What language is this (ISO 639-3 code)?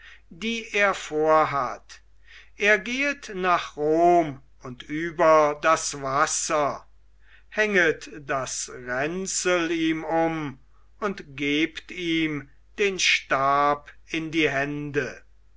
deu